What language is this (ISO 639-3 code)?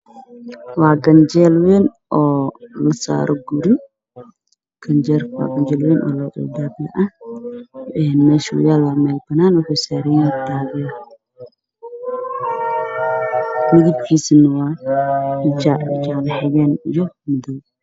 som